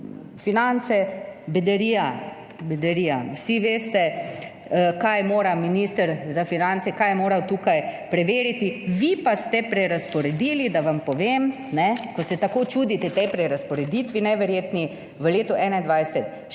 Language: Slovenian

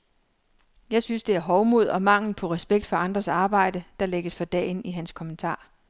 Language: Danish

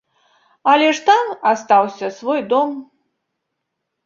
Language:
Belarusian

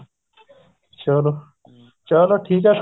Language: Punjabi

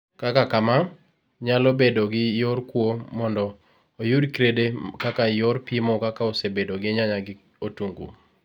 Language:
Luo (Kenya and Tanzania)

